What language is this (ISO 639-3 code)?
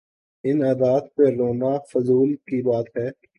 urd